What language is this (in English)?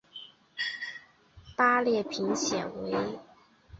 Chinese